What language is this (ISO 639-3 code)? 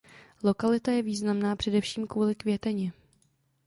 ces